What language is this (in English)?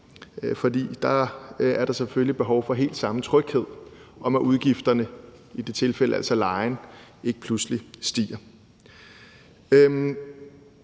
Danish